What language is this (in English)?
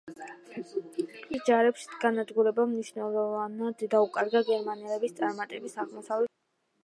Georgian